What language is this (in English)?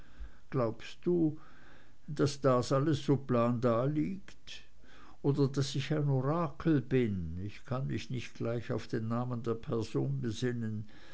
German